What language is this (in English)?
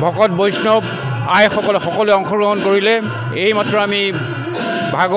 Thai